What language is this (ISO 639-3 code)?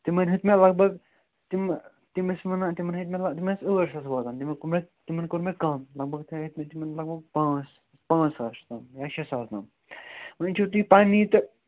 kas